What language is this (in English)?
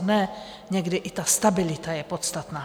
Czech